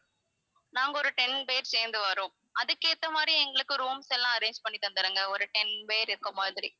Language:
Tamil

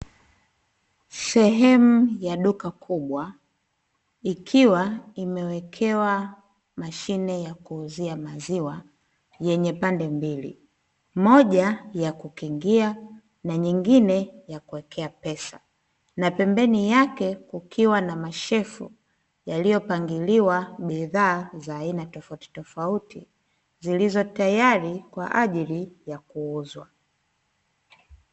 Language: Swahili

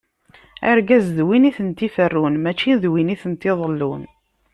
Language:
Kabyle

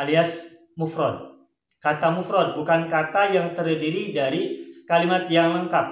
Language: Indonesian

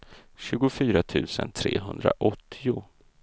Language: Swedish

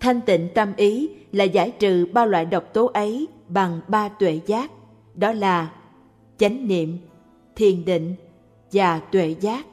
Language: Vietnamese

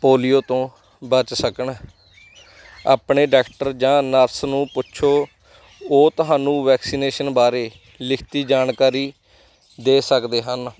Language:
Punjabi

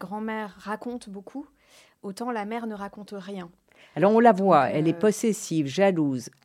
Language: French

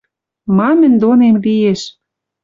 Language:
Western Mari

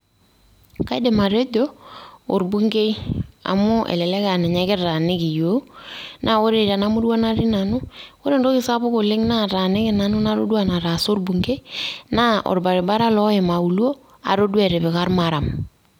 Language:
Masai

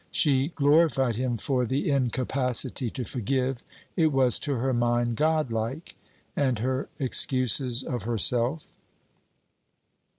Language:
English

